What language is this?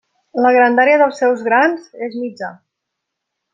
Catalan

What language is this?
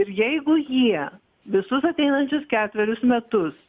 Lithuanian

